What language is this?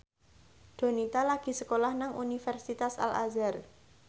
Javanese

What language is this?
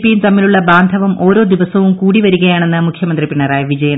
Malayalam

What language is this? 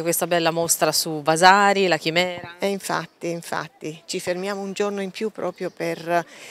Italian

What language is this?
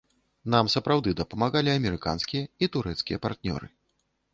Belarusian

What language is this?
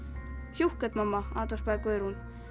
Icelandic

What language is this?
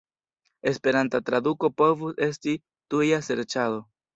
Esperanto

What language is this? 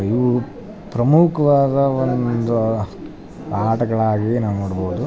Kannada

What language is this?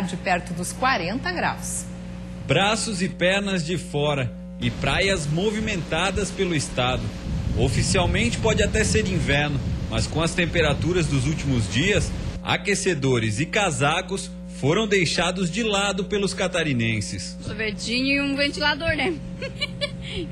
Portuguese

